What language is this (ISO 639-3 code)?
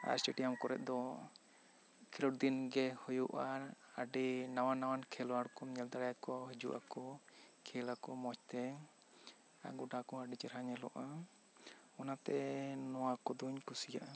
sat